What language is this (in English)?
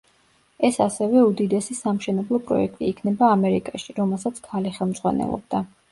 Georgian